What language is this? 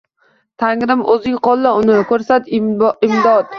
Uzbek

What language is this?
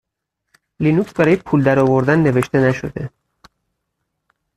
Persian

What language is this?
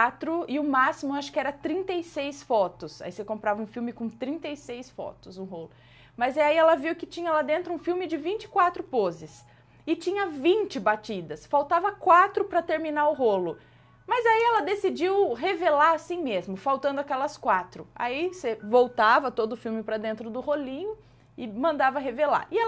Portuguese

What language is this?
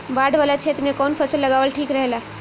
Bhojpuri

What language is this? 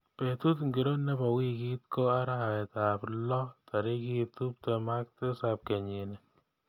Kalenjin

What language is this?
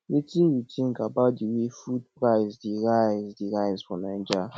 Nigerian Pidgin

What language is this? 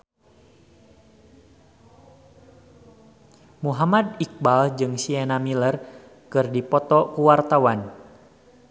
Sundanese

